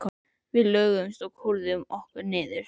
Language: Icelandic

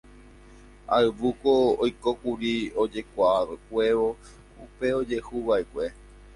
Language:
Guarani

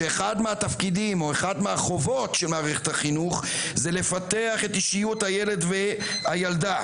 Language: Hebrew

